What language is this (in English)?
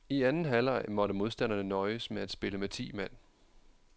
Danish